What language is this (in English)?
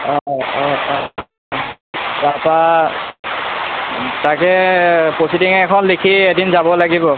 Assamese